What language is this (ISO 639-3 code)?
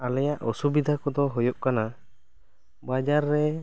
sat